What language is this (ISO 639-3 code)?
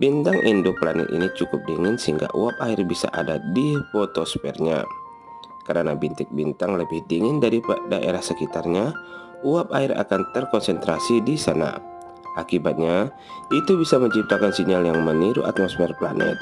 ind